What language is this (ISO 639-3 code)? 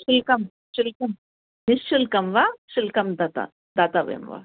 san